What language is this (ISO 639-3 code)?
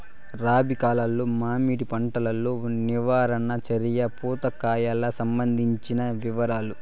tel